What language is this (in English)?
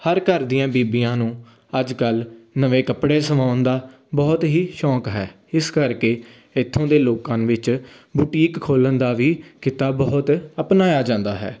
Punjabi